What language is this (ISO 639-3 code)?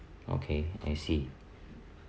eng